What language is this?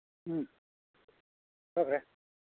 Manipuri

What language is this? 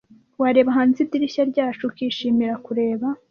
Kinyarwanda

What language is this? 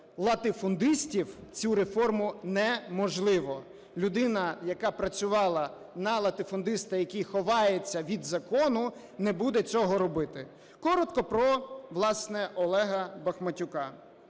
Ukrainian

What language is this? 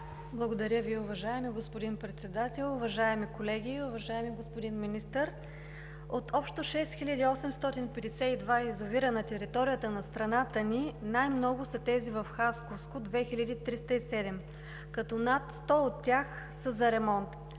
Bulgarian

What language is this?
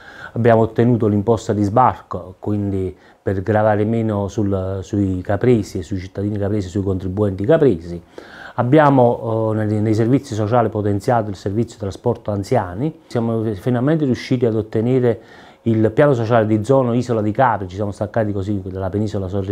Italian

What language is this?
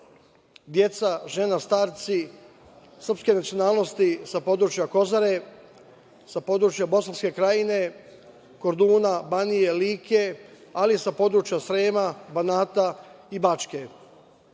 Serbian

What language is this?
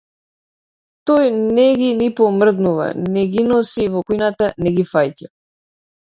Macedonian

